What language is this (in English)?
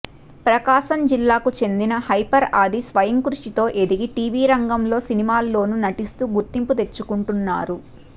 Telugu